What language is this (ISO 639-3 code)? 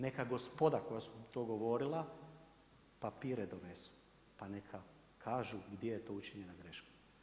hrv